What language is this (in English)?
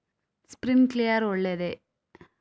Kannada